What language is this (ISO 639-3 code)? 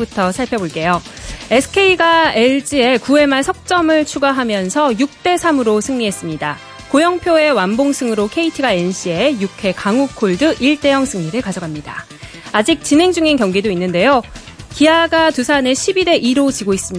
kor